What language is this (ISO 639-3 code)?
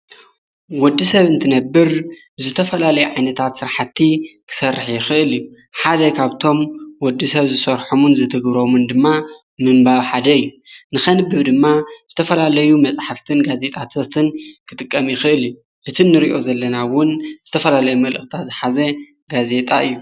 tir